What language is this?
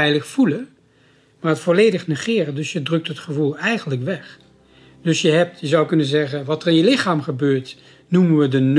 Dutch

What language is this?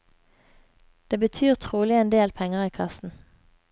Norwegian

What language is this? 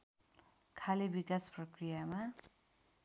Nepali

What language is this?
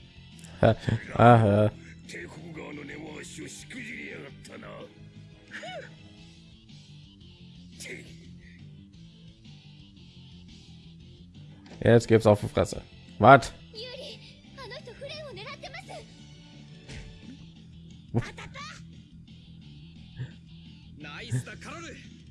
German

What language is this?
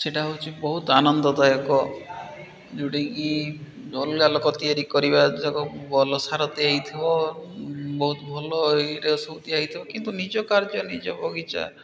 Odia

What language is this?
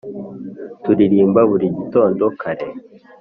Kinyarwanda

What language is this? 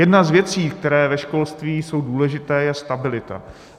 Czech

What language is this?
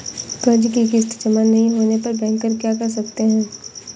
Hindi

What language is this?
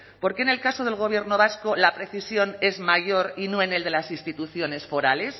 Spanish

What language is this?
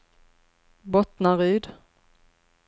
Swedish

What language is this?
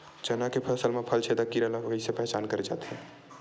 Chhattisgarhi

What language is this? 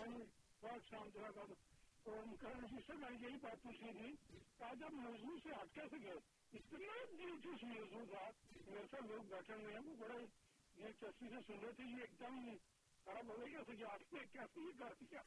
Urdu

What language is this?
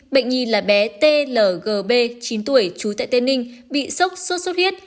Vietnamese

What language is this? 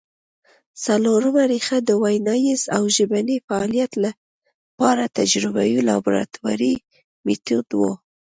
Pashto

